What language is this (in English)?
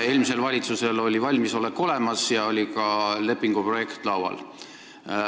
Estonian